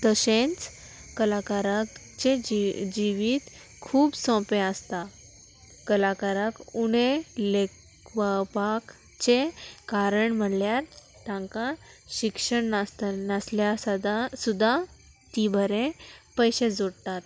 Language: Konkani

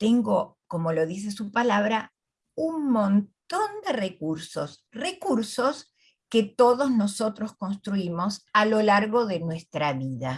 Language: Spanish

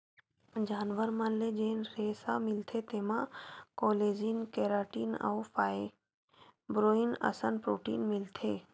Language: Chhattisgarhi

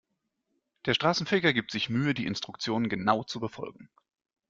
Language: German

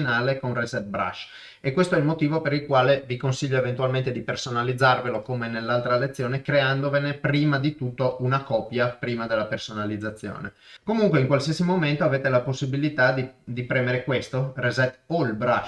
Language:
Italian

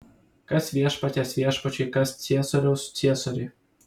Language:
Lithuanian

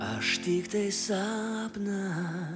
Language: Lithuanian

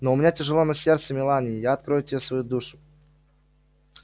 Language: Russian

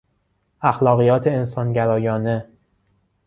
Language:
Persian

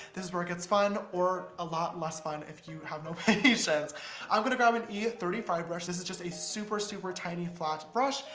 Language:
English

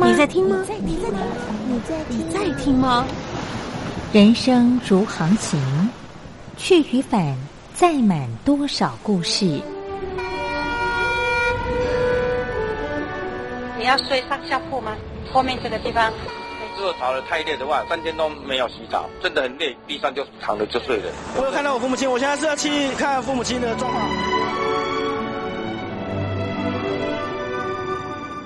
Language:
Chinese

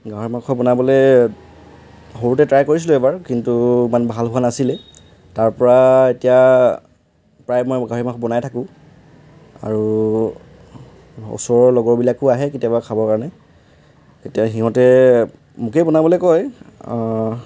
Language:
Assamese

